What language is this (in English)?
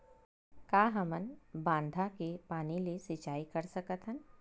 Chhattisgarhi